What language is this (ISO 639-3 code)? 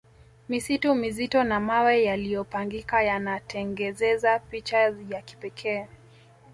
swa